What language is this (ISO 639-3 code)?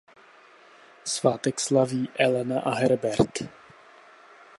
ces